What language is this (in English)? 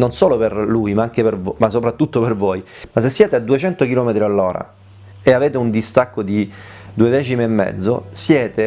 Italian